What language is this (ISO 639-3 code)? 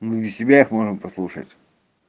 rus